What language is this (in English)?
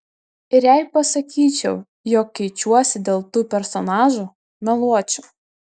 Lithuanian